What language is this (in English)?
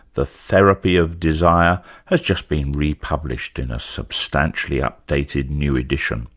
English